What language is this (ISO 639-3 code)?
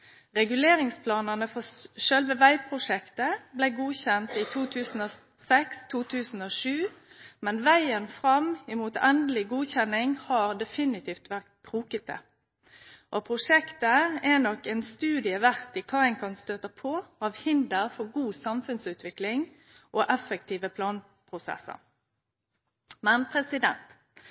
nno